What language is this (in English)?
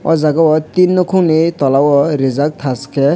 Kok Borok